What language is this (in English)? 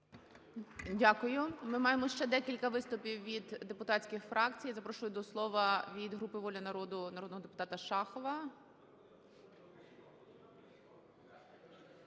Ukrainian